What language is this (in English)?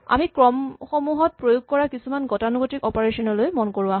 Assamese